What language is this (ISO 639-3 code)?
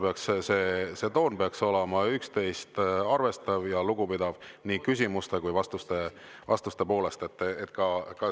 est